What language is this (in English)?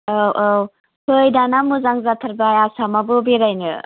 Bodo